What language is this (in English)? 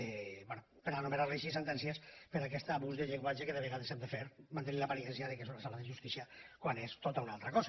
Catalan